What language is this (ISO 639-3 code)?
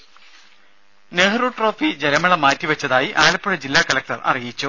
mal